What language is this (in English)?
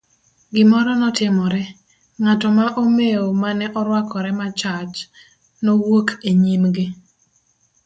Luo (Kenya and Tanzania)